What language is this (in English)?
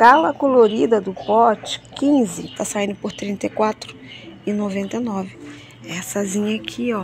Portuguese